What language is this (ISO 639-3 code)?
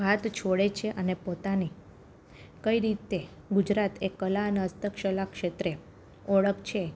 guj